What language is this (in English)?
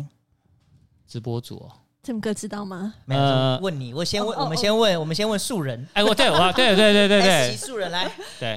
Chinese